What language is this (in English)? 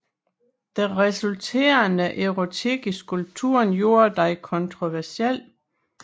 Danish